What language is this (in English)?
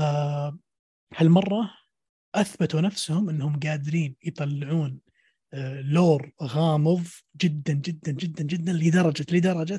Arabic